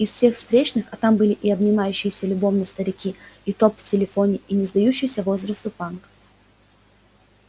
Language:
Russian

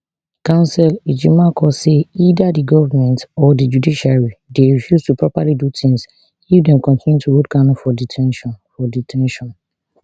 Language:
Nigerian Pidgin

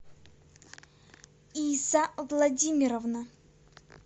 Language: Russian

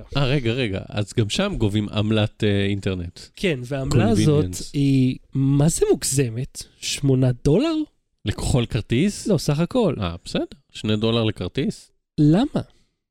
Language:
Hebrew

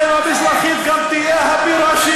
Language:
Hebrew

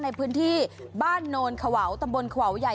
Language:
Thai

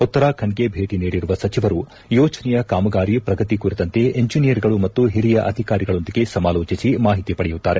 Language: Kannada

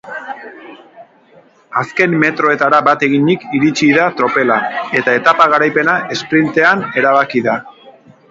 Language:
Basque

